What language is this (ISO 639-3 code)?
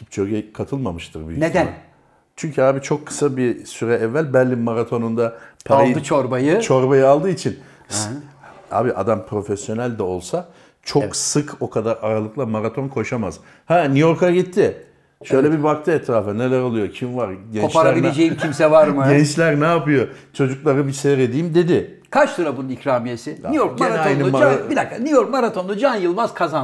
tur